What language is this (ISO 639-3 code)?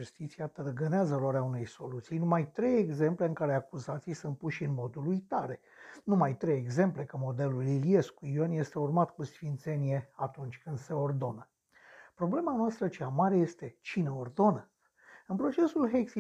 ron